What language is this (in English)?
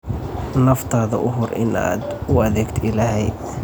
Somali